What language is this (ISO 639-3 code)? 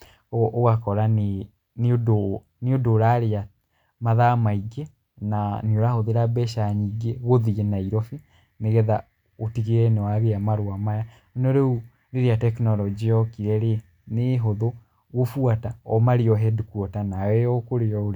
kik